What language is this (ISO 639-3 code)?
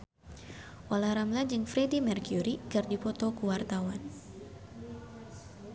sun